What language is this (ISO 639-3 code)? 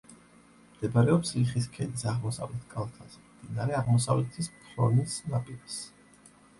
kat